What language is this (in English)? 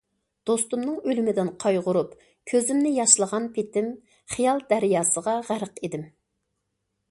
Uyghur